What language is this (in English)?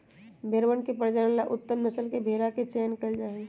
Magahi